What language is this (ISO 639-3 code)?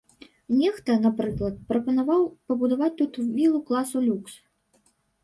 bel